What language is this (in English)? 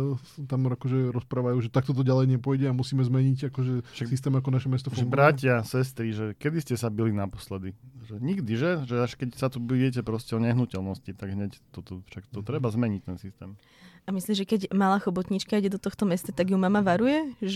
Slovak